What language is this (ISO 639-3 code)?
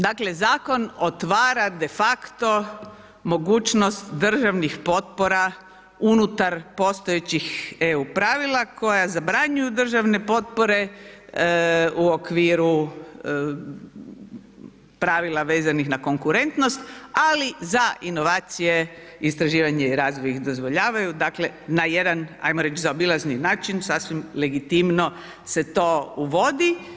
hrv